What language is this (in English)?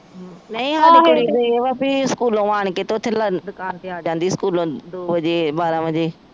Punjabi